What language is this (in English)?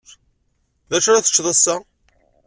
Kabyle